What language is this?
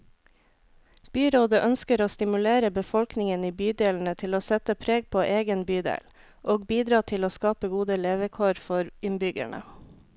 Norwegian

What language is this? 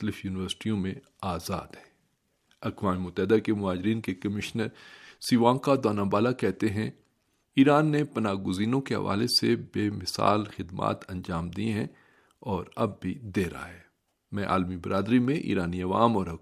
Urdu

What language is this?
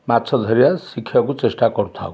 Odia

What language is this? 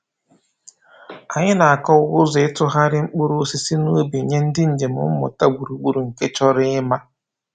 Igbo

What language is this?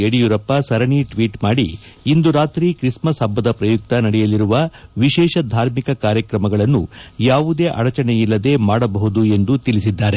Kannada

